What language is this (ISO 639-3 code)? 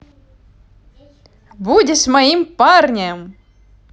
rus